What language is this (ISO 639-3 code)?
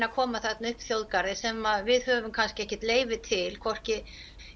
isl